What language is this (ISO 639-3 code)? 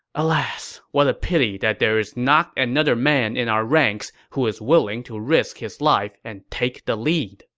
eng